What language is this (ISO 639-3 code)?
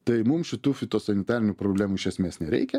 lit